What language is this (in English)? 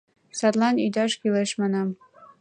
Mari